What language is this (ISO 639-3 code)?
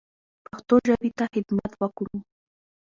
pus